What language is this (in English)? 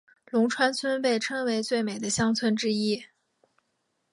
Chinese